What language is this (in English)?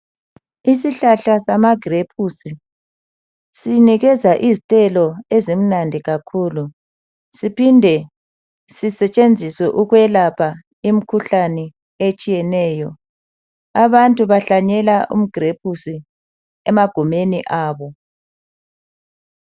North Ndebele